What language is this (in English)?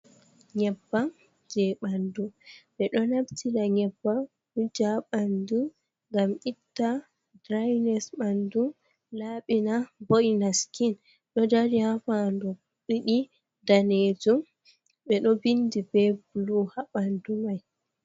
Fula